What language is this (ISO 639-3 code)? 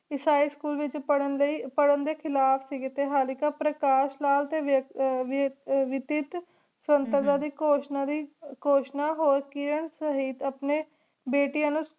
pan